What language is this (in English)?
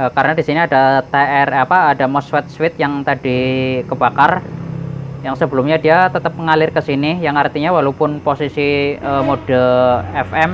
Indonesian